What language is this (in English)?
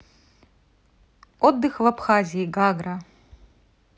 Russian